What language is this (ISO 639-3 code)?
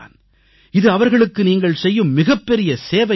tam